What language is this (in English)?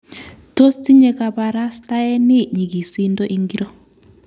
Kalenjin